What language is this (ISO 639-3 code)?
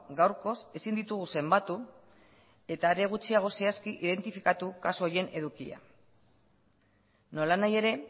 eus